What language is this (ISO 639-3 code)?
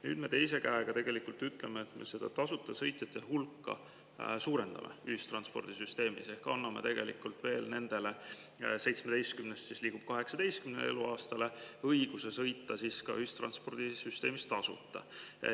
est